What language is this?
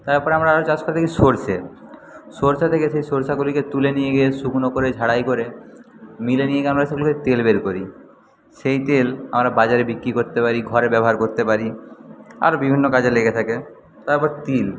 Bangla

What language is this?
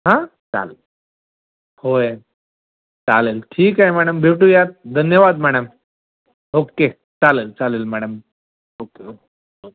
Marathi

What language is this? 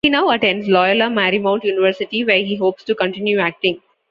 English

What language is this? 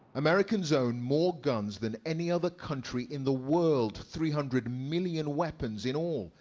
English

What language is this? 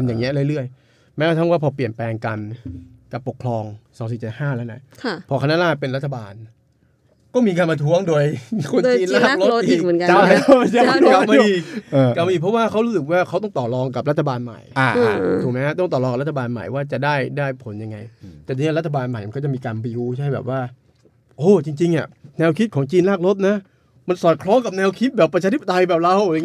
Thai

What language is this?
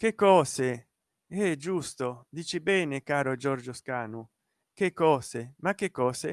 Italian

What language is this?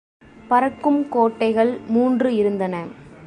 Tamil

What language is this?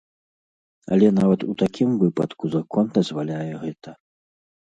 Belarusian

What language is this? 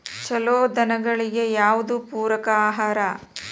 Kannada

